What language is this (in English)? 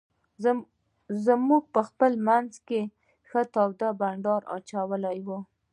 Pashto